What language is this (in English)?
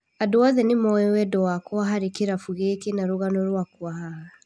Kikuyu